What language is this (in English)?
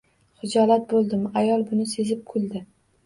Uzbek